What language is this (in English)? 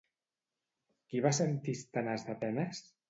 Catalan